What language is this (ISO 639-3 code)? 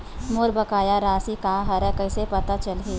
hne